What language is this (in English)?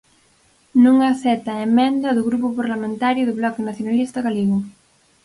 Galician